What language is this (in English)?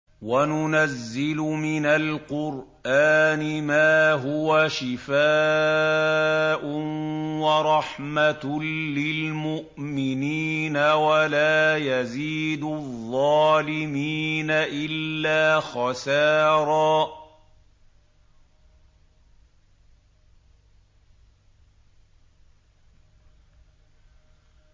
Arabic